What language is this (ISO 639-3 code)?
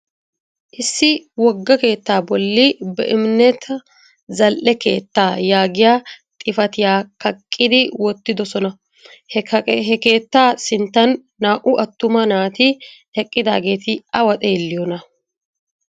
wal